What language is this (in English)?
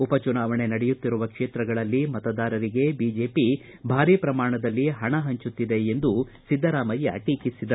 Kannada